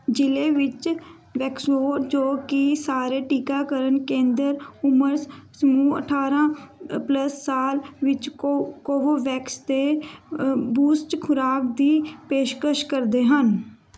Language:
Punjabi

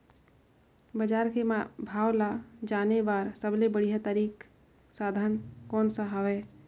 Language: Chhattisgarhi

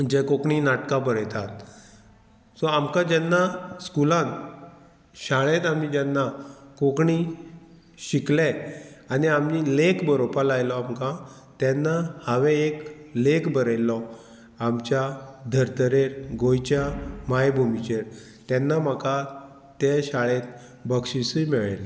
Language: Konkani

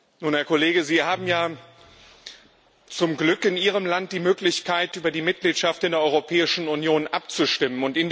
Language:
German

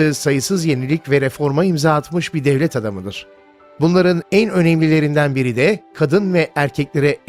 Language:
Turkish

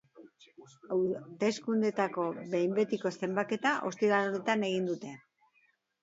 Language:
Basque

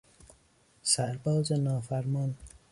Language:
Persian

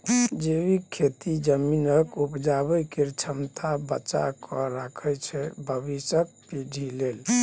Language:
Maithili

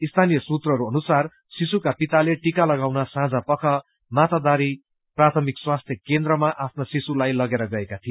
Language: Nepali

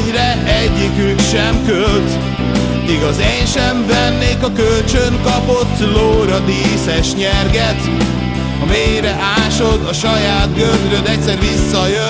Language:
Hungarian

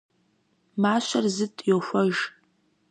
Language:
Kabardian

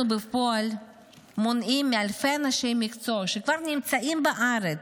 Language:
Hebrew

